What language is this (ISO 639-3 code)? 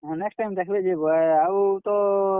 ori